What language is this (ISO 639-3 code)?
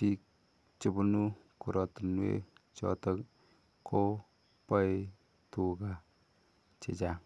kln